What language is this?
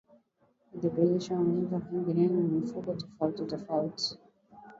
Swahili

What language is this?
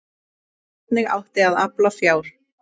Icelandic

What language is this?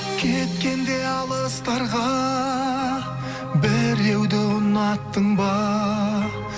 Kazakh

